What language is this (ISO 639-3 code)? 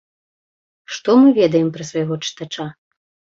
bel